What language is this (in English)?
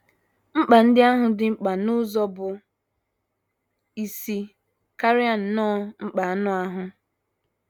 Igbo